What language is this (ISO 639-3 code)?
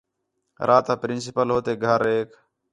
xhe